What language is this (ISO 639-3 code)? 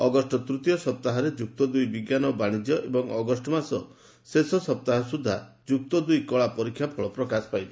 ori